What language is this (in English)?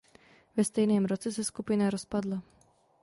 Czech